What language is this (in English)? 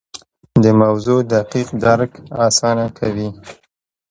Pashto